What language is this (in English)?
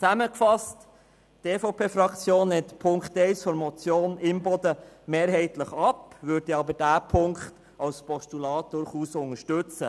Swiss German